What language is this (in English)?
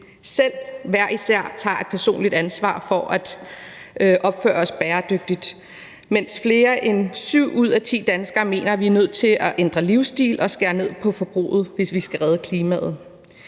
Danish